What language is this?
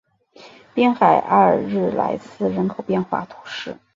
Chinese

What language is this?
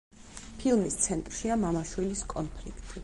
Georgian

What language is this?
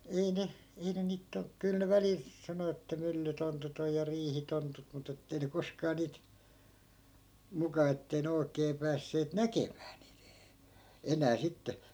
Finnish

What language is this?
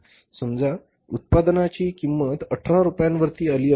Marathi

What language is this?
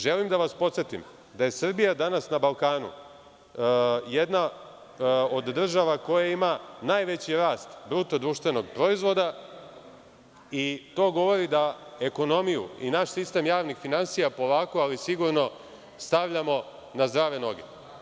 Serbian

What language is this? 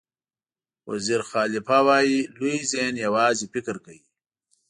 Pashto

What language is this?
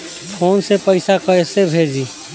Bhojpuri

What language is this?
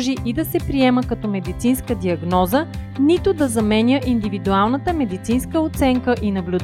Bulgarian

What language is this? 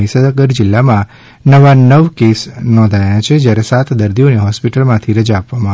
Gujarati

